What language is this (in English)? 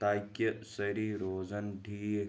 Kashmiri